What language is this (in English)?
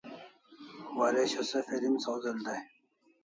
Kalasha